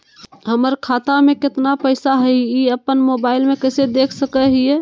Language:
Magahi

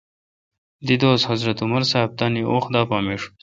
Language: Kalkoti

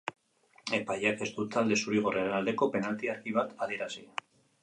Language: Basque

